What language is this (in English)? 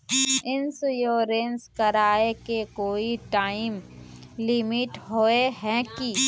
Magahi